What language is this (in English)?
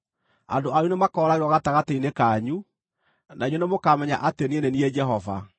Kikuyu